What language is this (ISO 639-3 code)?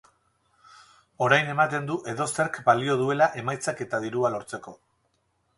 eus